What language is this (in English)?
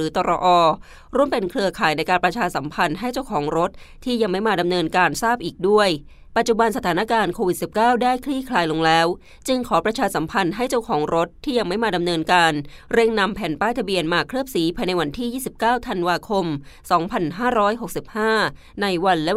Thai